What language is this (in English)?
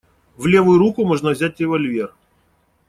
Russian